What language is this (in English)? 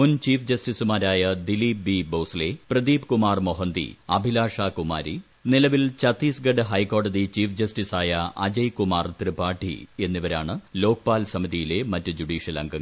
Malayalam